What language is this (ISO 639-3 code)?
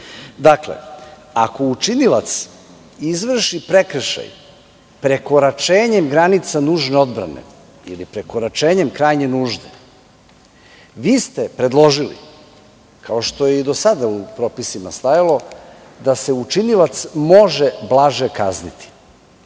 srp